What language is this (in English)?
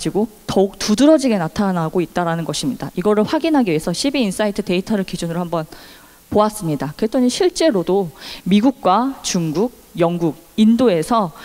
Korean